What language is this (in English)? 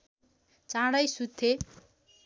Nepali